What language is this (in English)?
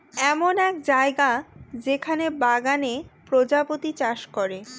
Bangla